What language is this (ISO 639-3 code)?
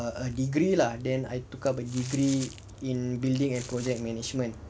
eng